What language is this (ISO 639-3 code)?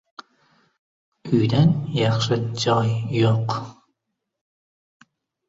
uzb